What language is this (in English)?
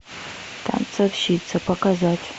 Russian